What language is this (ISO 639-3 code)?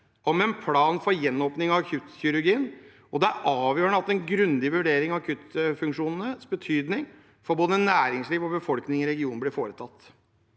nor